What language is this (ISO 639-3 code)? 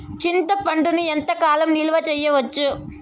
tel